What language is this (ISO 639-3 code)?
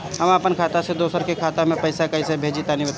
bho